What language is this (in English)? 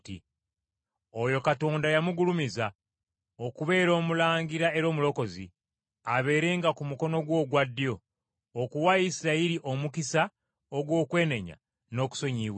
Ganda